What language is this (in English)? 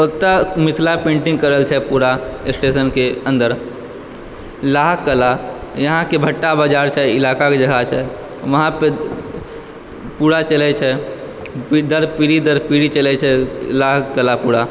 Maithili